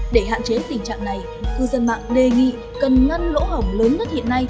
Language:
Vietnamese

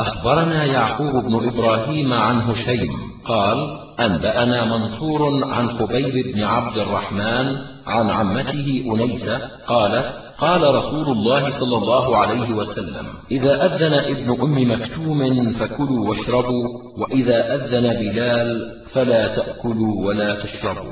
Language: Arabic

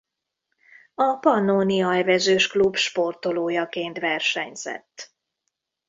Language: Hungarian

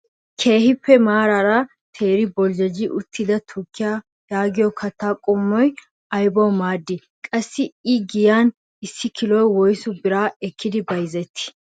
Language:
Wolaytta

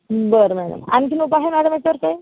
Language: Marathi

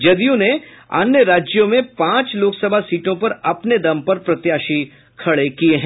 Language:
Hindi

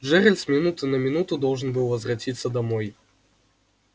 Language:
Russian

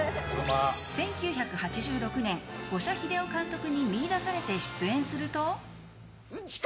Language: Japanese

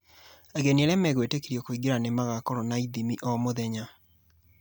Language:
Kikuyu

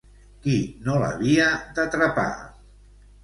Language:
Catalan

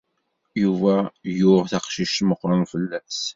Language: Kabyle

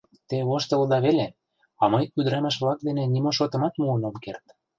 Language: Mari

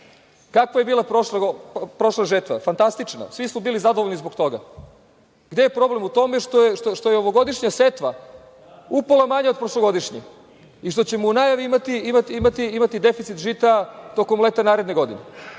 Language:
Serbian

